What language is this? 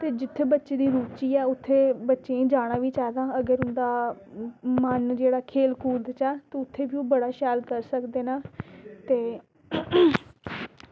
Dogri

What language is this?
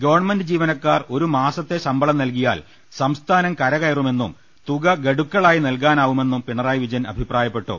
Malayalam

